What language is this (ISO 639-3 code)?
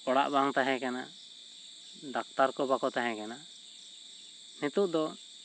sat